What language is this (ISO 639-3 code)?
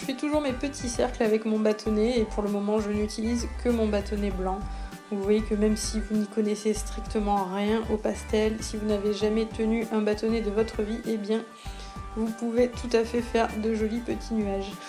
fra